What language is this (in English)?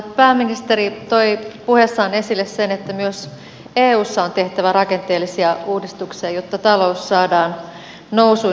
Finnish